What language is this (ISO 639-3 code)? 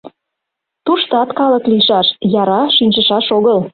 chm